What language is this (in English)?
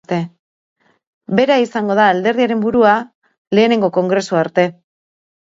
Basque